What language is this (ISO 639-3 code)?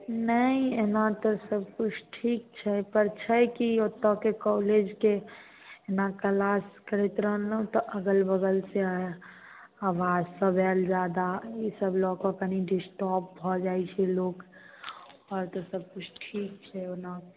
mai